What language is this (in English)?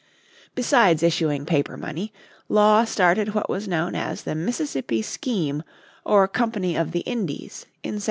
English